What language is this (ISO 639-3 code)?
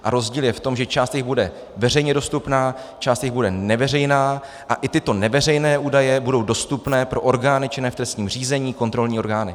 ces